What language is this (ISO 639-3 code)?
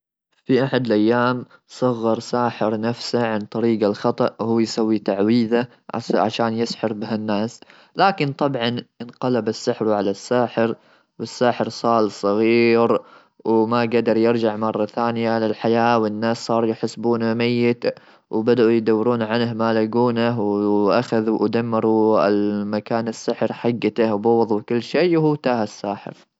afb